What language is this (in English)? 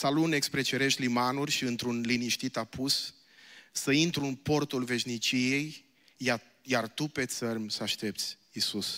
Romanian